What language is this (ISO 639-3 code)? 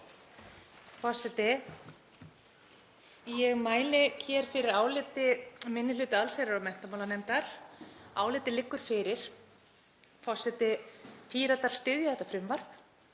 isl